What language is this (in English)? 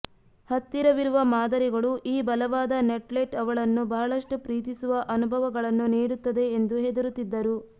Kannada